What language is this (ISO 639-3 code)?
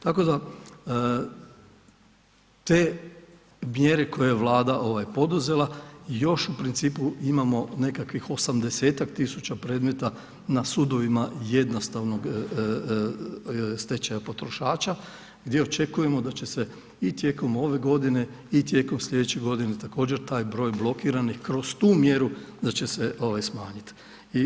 hrv